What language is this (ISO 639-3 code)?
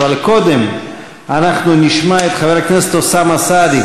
heb